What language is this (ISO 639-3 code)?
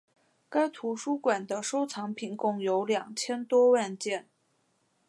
zho